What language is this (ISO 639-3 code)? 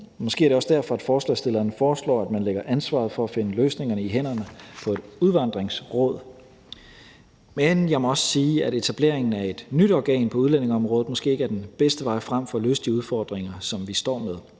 dan